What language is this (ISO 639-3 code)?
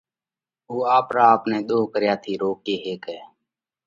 kvx